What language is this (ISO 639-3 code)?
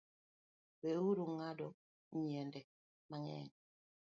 luo